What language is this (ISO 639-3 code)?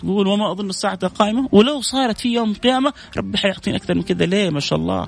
ara